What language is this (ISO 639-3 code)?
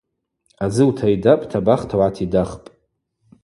abq